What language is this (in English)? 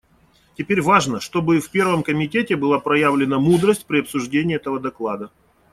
Russian